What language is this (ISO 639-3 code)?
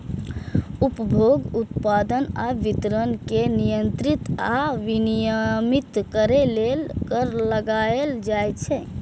mai